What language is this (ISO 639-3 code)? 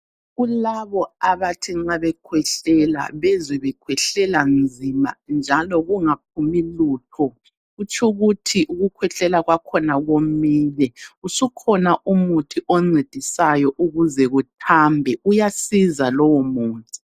nde